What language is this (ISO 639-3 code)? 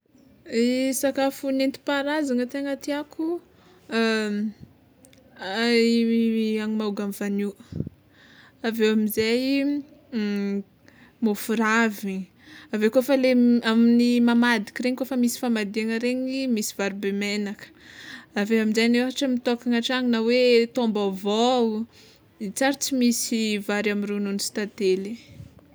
xmw